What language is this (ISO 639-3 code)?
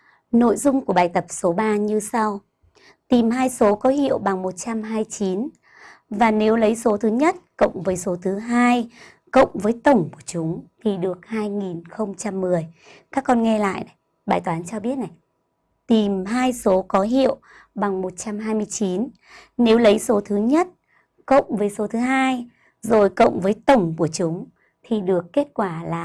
vie